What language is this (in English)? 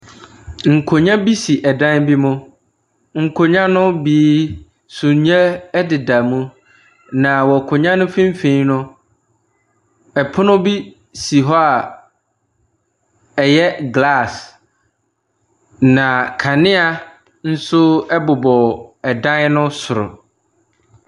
Akan